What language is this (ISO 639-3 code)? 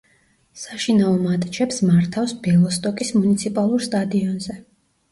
kat